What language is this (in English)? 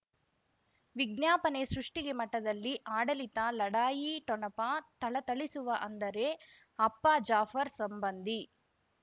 Kannada